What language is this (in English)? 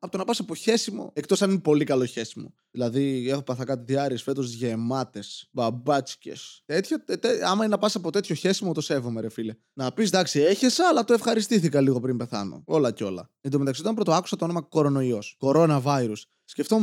Greek